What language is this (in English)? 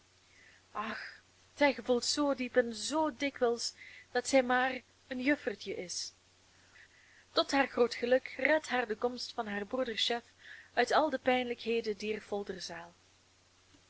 Dutch